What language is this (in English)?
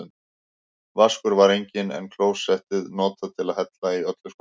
Icelandic